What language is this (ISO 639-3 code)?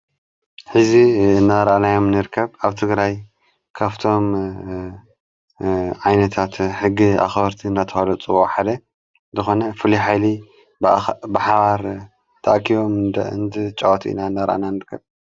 tir